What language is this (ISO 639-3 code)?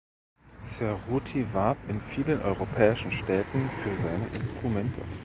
deu